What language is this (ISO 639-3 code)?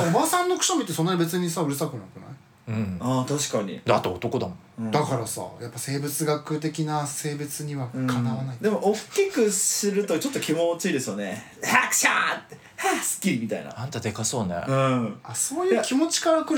jpn